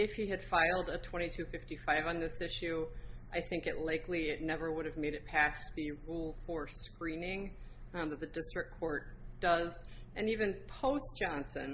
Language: English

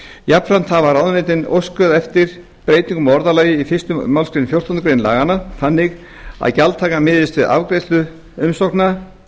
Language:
Icelandic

